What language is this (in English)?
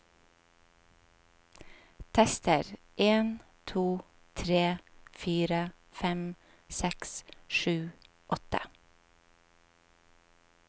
Norwegian